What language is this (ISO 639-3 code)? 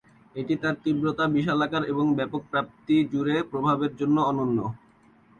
ben